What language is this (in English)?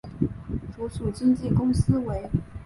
Chinese